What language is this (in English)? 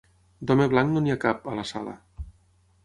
Catalan